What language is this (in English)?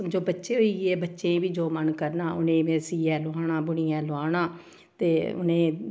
Dogri